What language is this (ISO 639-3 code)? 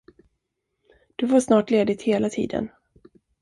swe